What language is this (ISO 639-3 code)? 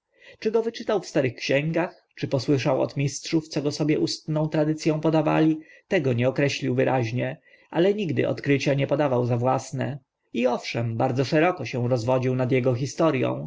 pol